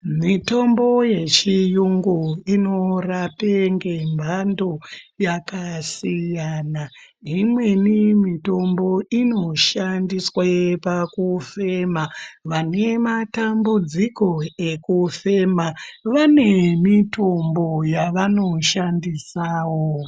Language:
Ndau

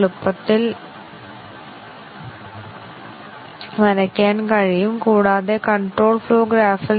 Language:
Malayalam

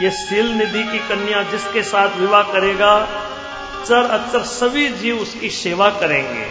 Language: Hindi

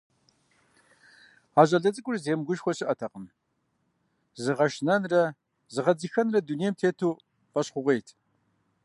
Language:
Kabardian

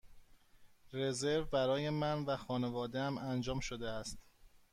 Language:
Persian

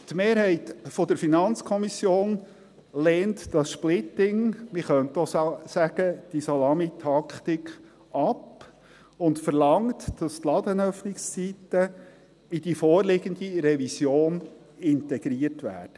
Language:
Swiss German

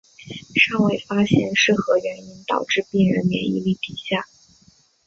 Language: Chinese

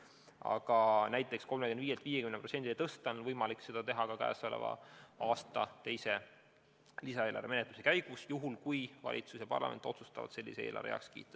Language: Estonian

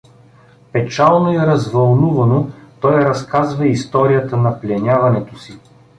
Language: Bulgarian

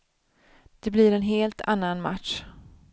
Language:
Swedish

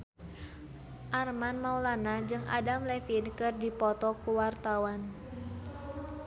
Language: Sundanese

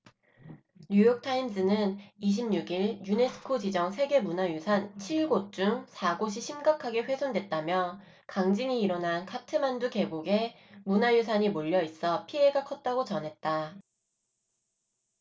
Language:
Korean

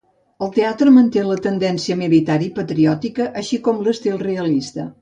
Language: Catalan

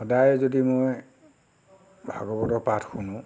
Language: Assamese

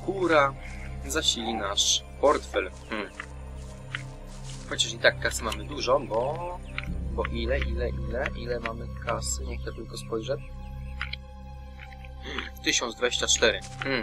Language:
Polish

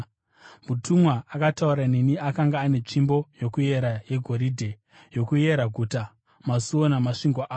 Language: Shona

